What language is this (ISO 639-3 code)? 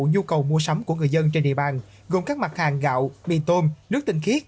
vie